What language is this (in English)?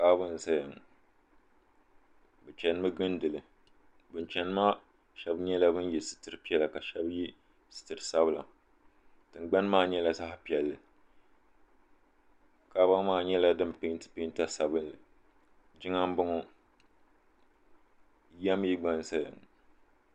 Dagbani